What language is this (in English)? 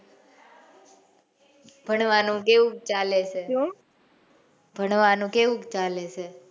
Gujarati